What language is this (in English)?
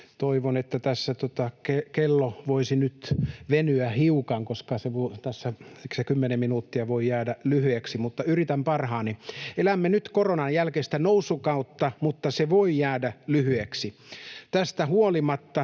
Finnish